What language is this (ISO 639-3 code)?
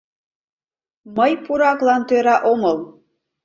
chm